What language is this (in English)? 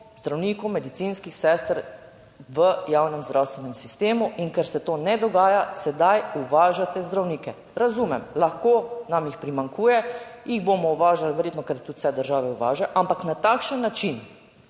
Slovenian